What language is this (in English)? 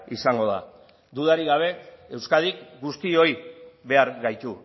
Basque